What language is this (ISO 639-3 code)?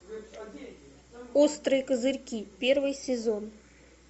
rus